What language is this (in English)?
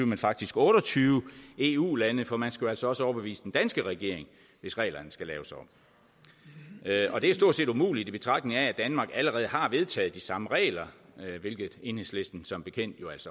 Danish